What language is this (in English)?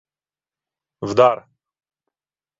Ukrainian